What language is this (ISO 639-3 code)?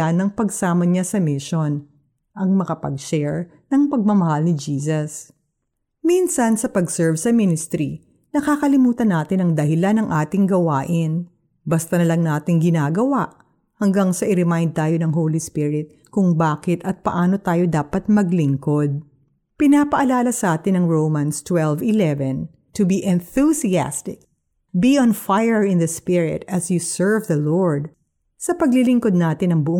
fil